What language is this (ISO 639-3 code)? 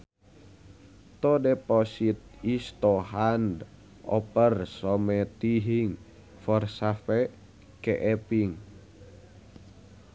sun